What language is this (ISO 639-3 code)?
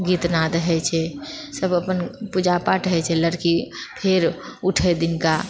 mai